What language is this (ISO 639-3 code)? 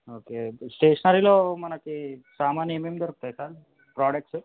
tel